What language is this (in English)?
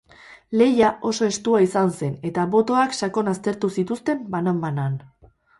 Basque